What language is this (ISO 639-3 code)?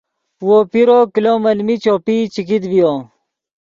ydg